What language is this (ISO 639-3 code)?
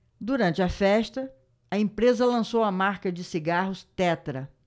por